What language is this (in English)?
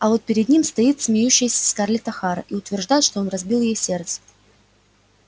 Russian